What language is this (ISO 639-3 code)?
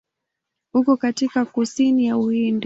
swa